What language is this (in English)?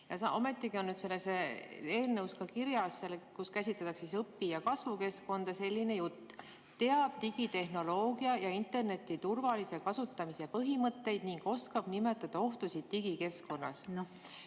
Estonian